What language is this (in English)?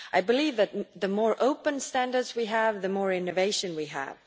English